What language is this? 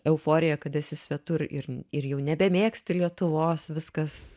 Lithuanian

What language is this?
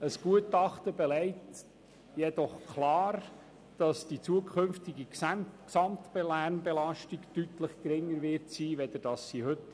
Swiss German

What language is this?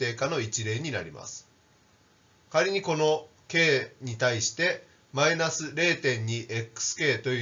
Japanese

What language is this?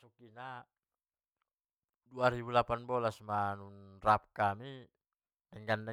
Batak Mandailing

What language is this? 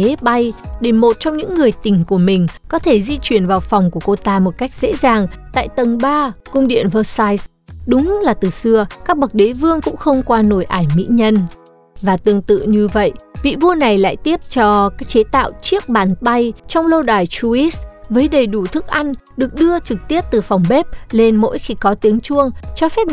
Vietnamese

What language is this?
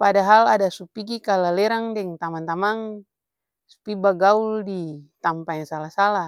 Ambonese Malay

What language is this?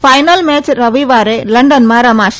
Gujarati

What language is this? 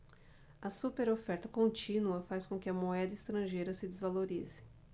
Portuguese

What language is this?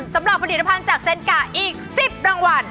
Thai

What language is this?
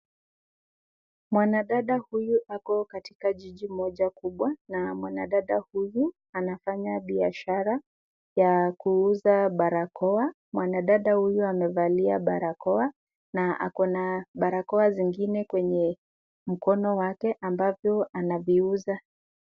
Swahili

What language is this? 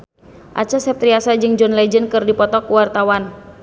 Sundanese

